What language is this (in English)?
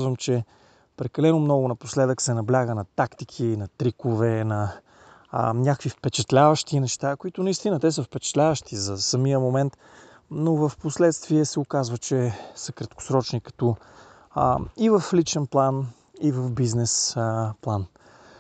Bulgarian